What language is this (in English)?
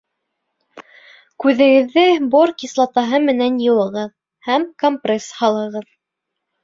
Bashkir